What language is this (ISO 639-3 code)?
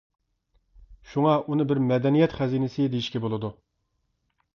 uig